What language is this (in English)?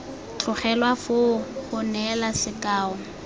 Tswana